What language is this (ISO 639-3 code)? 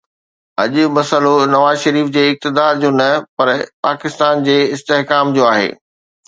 snd